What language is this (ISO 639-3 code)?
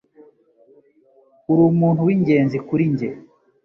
kin